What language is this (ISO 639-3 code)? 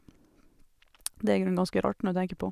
nor